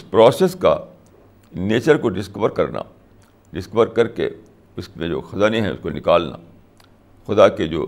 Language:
Urdu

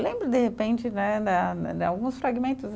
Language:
Portuguese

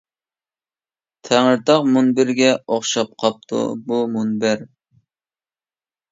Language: Uyghur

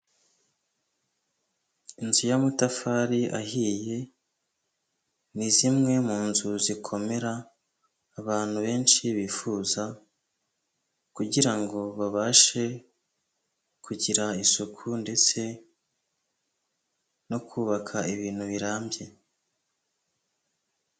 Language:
Kinyarwanda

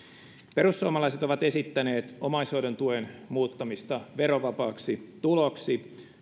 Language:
Finnish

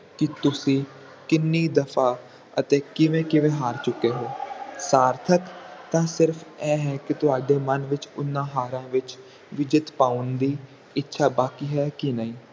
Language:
Punjabi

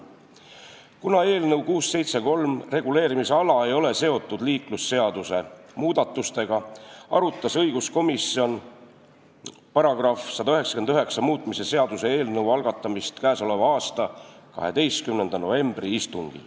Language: Estonian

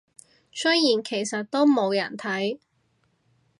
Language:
Cantonese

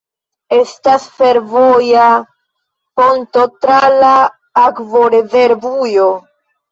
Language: Esperanto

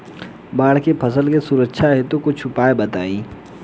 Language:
Bhojpuri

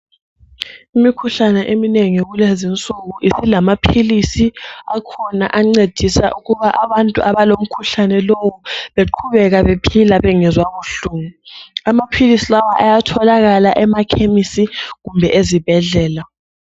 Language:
North Ndebele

